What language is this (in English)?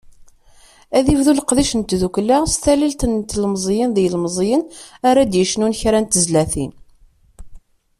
Kabyle